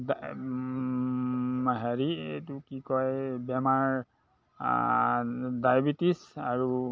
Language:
Assamese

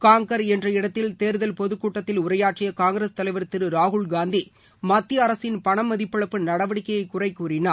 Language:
Tamil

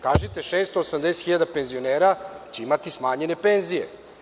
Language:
Serbian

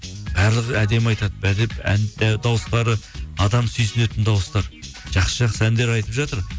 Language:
Kazakh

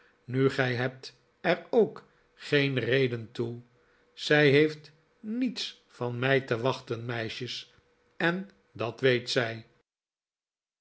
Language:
Dutch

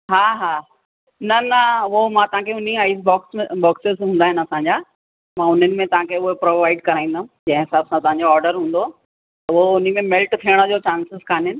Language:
Sindhi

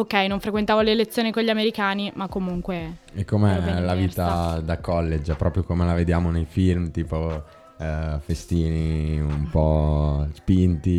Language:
Italian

